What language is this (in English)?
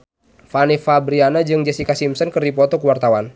Sundanese